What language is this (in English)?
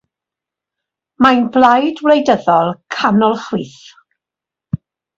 Welsh